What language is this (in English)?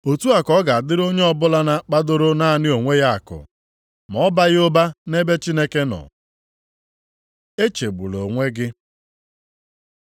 Igbo